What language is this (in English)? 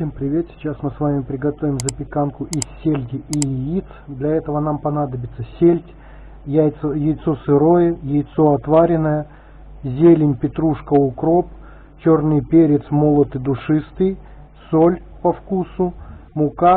Russian